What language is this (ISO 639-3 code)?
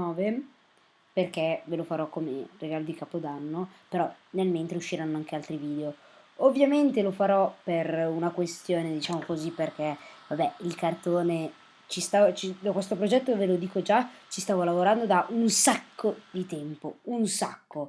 ita